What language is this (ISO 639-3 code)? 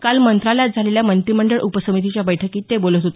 mar